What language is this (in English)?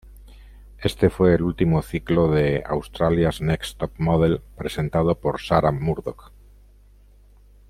Spanish